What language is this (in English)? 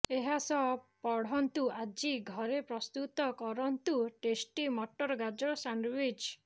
Odia